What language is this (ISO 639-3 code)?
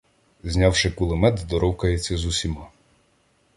ukr